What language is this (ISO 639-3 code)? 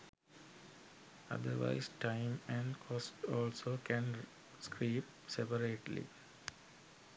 sin